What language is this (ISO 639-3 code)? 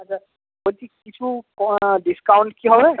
ben